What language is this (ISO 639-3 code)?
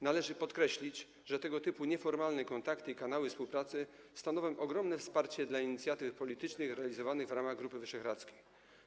pol